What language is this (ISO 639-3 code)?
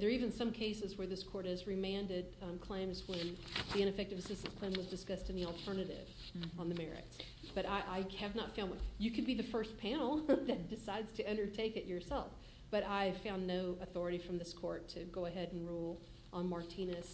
eng